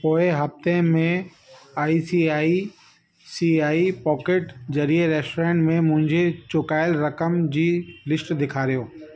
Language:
Sindhi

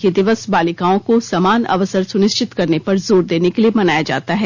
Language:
Hindi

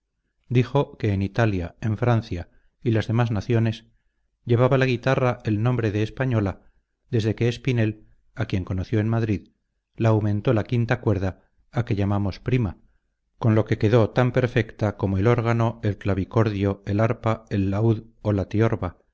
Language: Spanish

